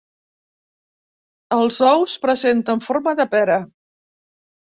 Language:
Catalan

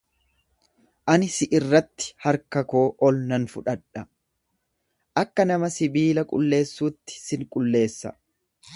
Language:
Oromo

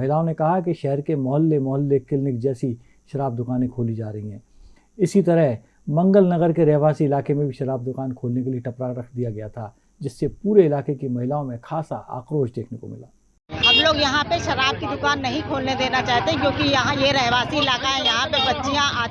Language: Hindi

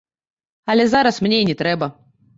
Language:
Belarusian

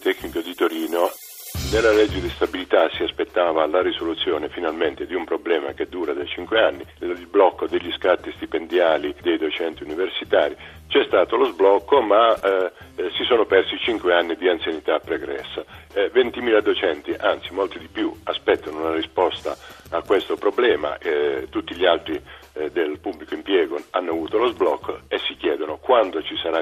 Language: Italian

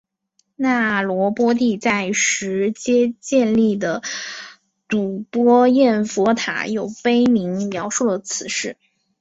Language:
Chinese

